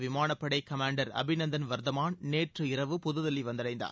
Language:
Tamil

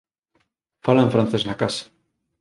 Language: Galician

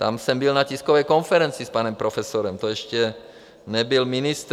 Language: Czech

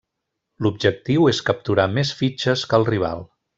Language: Catalan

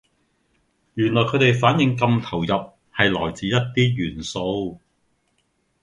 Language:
Cantonese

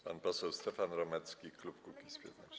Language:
Polish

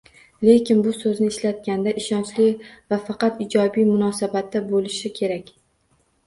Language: Uzbek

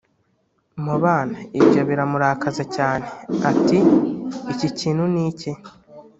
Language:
Kinyarwanda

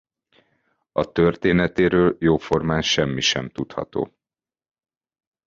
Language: Hungarian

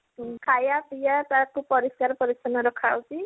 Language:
Odia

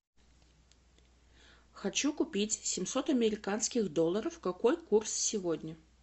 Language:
Russian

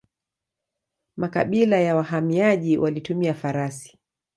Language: Swahili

